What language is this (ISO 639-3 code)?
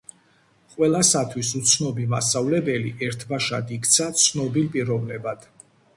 kat